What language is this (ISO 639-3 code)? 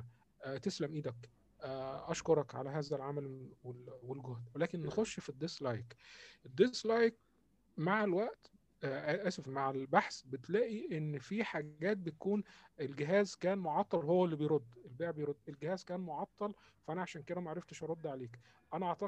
ara